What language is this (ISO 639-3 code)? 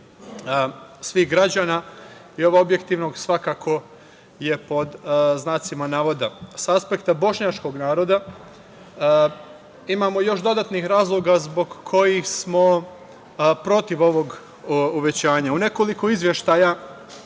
srp